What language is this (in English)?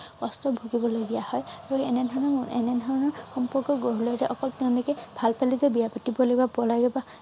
Assamese